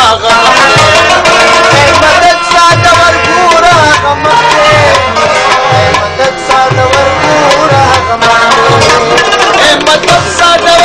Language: Arabic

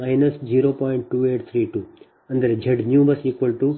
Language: Kannada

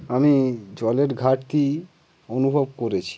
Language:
Bangla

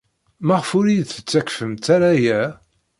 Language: Kabyle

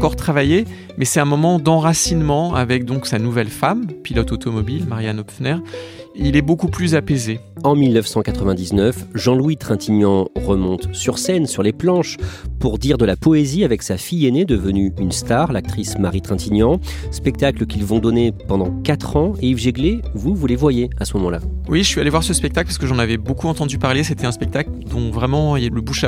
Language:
French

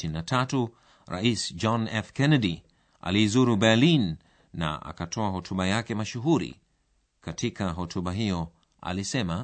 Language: Swahili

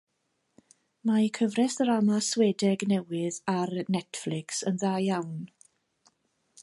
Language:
Welsh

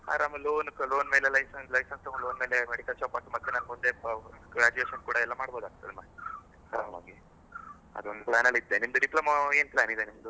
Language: Kannada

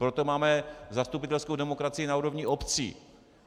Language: Czech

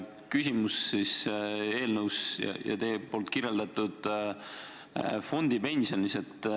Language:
Estonian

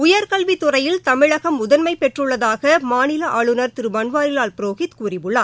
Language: Tamil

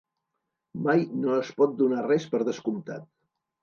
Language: Catalan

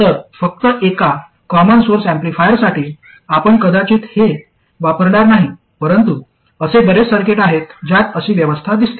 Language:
Marathi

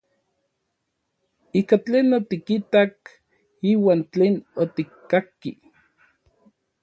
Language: Orizaba Nahuatl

